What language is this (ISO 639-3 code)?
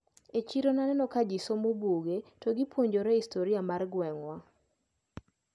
luo